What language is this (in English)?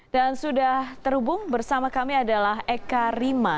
Indonesian